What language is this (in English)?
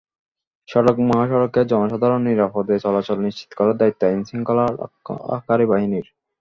Bangla